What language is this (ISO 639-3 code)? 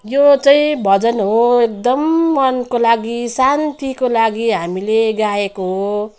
nep